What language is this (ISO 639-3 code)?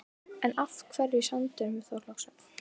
isl